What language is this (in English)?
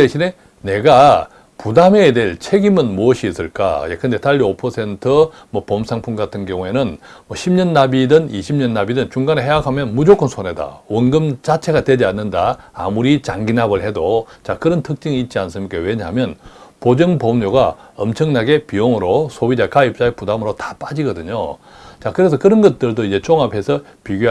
Korean